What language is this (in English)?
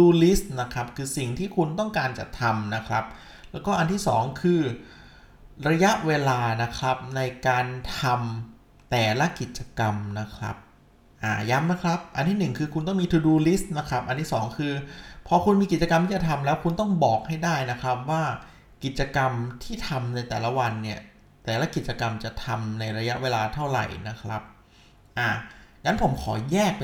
Thai